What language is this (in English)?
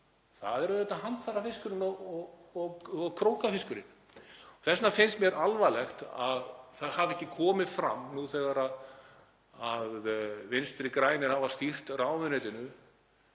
Icelandic